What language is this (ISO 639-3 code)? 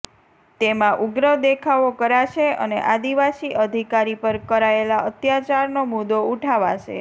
guj